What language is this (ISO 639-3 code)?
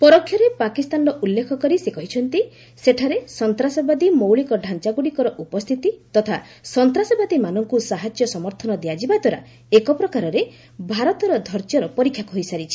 ori